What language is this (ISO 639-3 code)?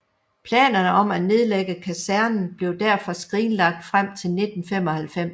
dan